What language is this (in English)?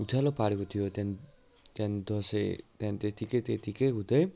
Nepali